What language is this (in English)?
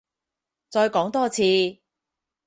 Cantonese